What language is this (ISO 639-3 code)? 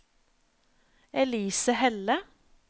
nor